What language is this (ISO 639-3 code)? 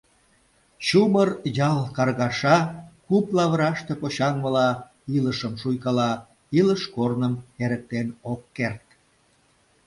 chm